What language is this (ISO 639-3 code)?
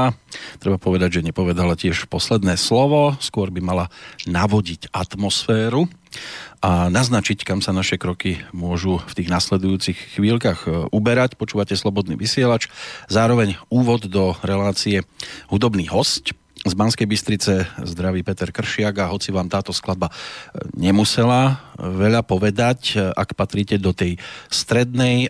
slk